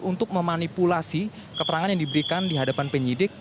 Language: Indonesian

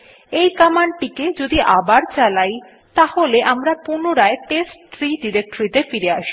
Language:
Bangla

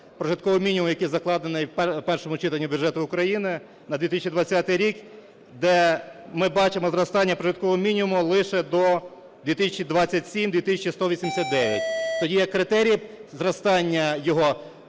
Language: Ukrainian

